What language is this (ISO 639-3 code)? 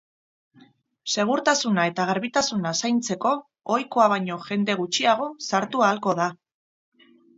eus